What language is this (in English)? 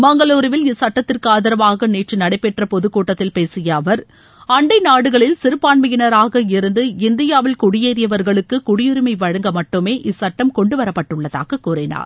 Tamil